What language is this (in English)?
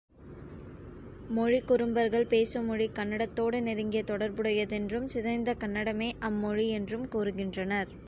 Tamil